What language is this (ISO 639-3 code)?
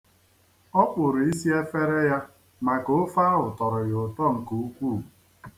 ibo